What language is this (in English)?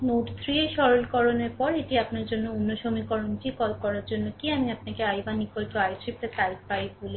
Bangla